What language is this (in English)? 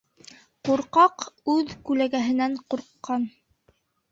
Bashkir